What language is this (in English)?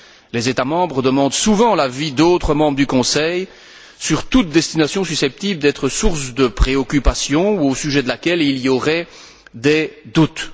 French